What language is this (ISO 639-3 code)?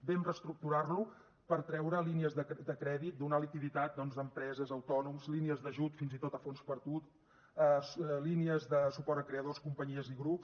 cat